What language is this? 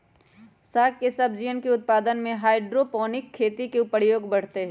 Magahi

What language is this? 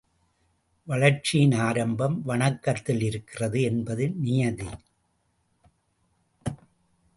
Tamil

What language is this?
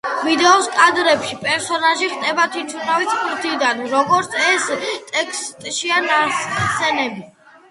Georgian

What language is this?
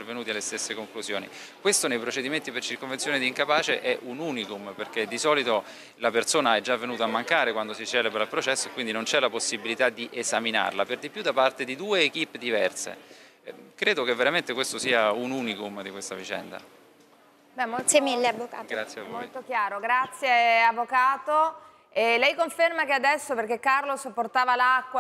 Italian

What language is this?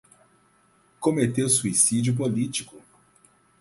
Portuguese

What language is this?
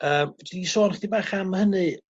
Welsh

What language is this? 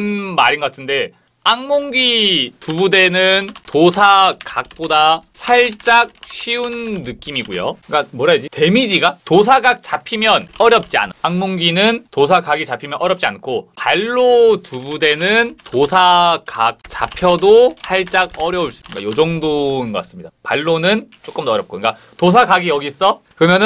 Korean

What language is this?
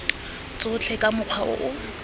Tswana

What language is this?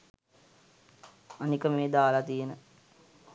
Sinhala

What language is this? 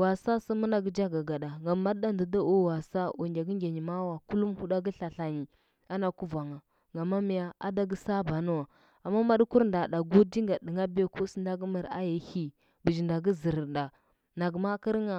Huba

